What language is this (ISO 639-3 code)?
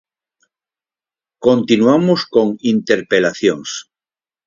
glg